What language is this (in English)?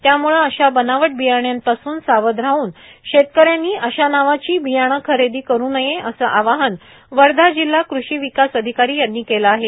Marathi